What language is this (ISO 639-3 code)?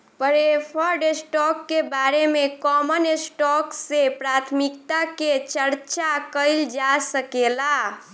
bho